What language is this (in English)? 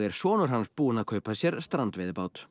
Icelandic